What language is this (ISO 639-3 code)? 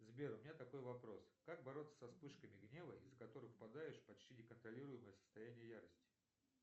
rus